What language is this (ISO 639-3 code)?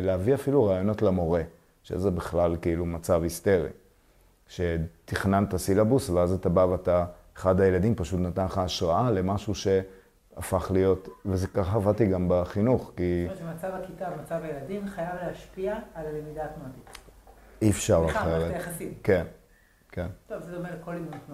heb